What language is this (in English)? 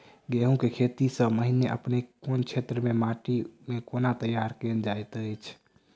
Maithili